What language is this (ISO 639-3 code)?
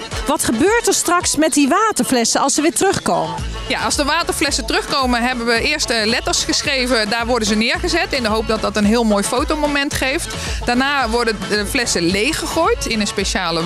nld